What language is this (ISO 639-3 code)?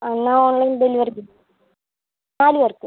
mal